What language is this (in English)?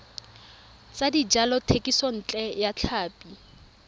Tswana